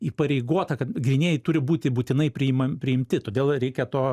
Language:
Lithuanian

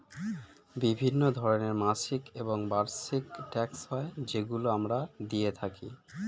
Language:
Bangla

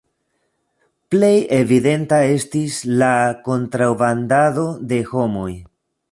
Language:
Esperanto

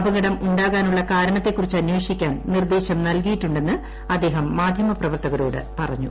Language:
Malayalam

